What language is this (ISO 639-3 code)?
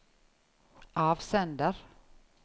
nor